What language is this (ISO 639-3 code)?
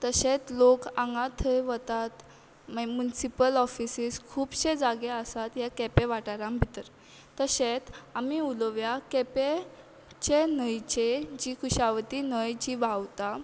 kok